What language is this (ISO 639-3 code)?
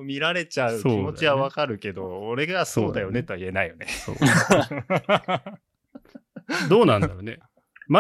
jpn